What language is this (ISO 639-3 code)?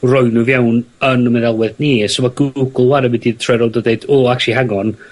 cym